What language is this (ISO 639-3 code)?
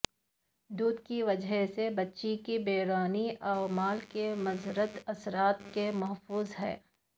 urd